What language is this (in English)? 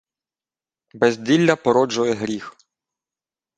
Ukrainian